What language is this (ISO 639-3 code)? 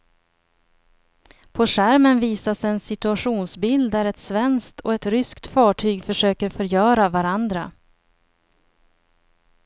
swe